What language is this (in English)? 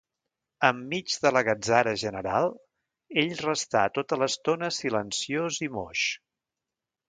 Catalan